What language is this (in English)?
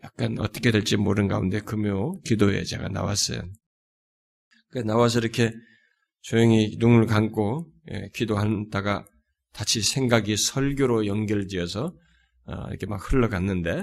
Korean